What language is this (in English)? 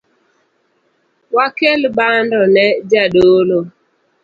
Luo (Kenya and Tanzania)